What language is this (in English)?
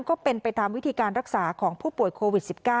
Thai